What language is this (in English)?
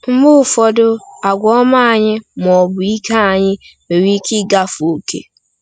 Igbo